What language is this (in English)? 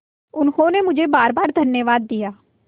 Hindi